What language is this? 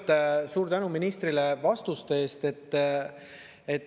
Estonian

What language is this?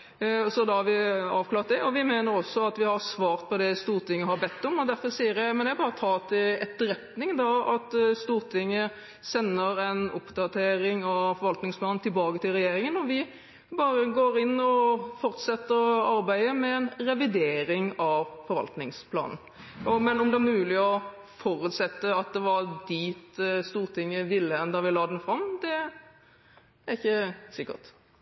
Norwegian Bokmål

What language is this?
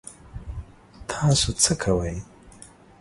Pashto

